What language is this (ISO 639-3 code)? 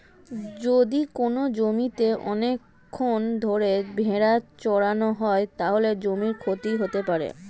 ben